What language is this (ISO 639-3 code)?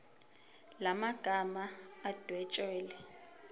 zul